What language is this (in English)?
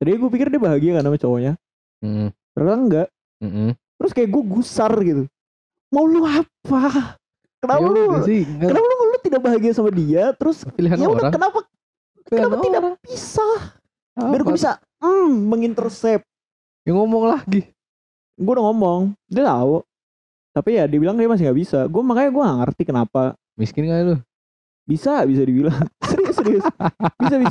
Indonesian